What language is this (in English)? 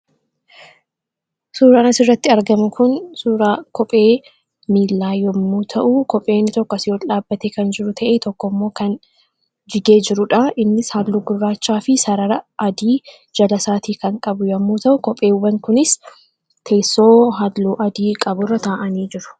Oromo